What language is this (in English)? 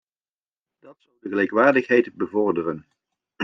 Dutch